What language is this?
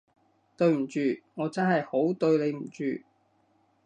Cantonese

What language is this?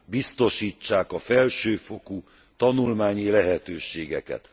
Hungarian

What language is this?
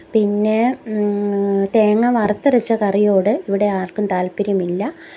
Malayalam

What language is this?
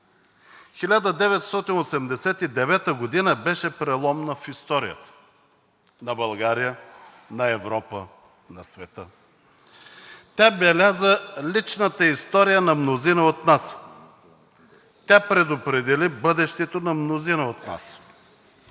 Bulgarian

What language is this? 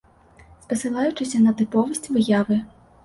Belarusian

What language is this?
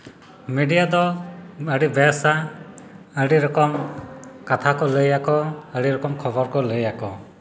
Santali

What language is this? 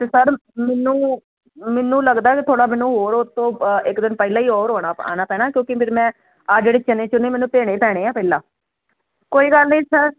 Punjabi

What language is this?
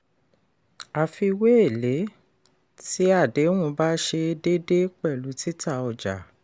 Yoruba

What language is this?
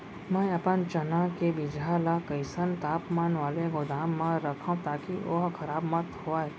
Chhattisgarhi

